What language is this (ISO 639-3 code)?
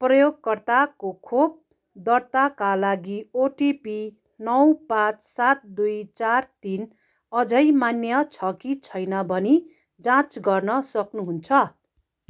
nep